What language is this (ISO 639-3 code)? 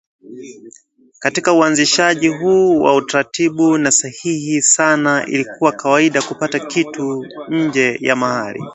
swa